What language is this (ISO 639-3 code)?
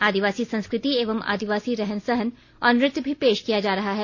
hin